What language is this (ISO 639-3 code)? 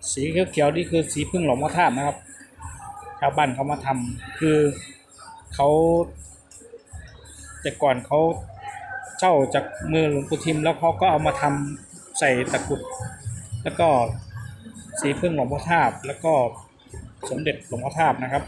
tha